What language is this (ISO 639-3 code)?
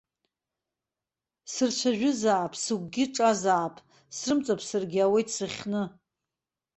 abk